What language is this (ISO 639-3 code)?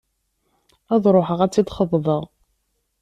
kab